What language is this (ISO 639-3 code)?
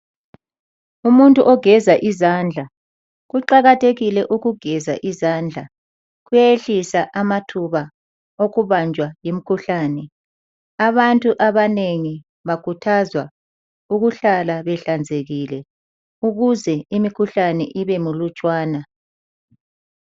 nde